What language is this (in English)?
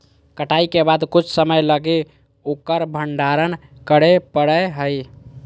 Magahi